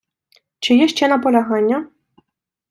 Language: Ukrainian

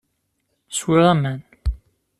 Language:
Kabyle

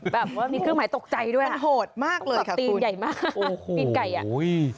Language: Thai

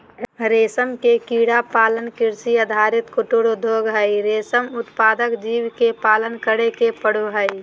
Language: Magahi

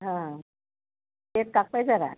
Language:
Marathi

